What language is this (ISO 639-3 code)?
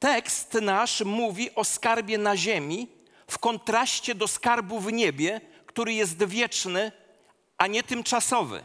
pol